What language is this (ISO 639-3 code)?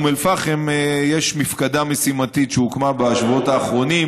heb